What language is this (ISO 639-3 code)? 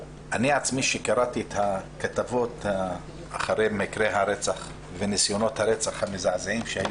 heb